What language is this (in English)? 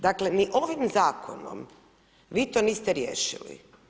Croatian